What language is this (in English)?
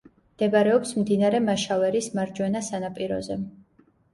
Georgian